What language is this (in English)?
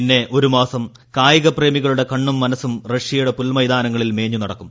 Malayalam